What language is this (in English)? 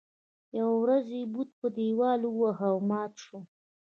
Pashto